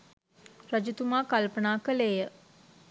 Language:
Sinhala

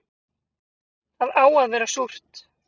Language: Icelandic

